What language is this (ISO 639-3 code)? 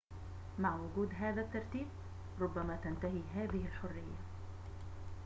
ara